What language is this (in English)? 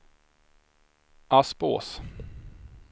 Swedish